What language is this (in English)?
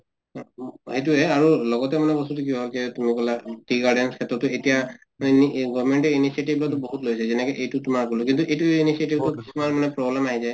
Assamese